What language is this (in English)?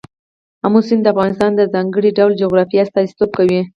Pashto